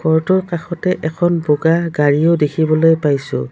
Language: Assamese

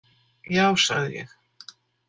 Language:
Icelandic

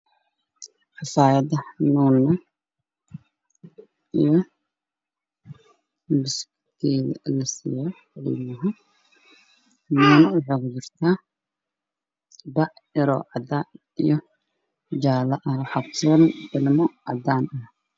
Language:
Somali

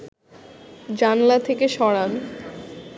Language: Bangla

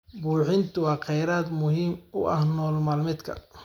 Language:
Somali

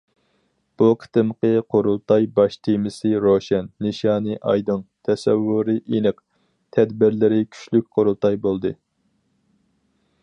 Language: Uyghur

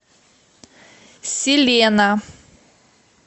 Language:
Russian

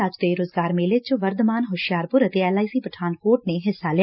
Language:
Punjabi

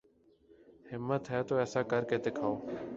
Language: Urdu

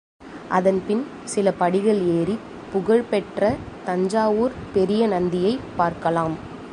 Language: Tamil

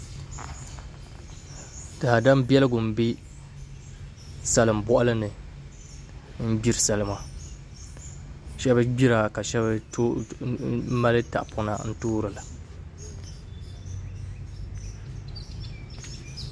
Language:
Dagbani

